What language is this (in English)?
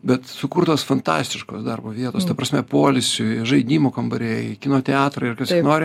Lithuanian